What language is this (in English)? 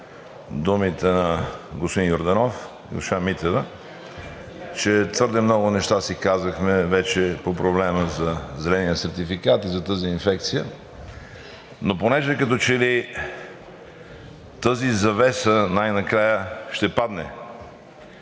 Bulgarian